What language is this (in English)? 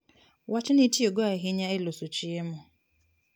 Luo (Kenya and Tanzania)